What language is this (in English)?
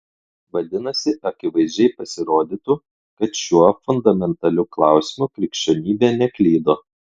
Lithuanian